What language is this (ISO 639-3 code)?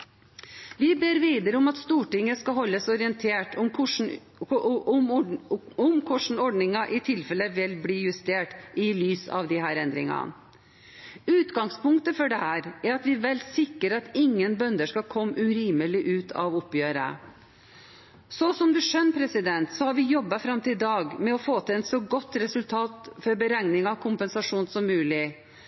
nob